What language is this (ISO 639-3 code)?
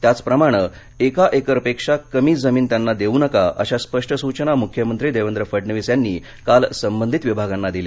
mar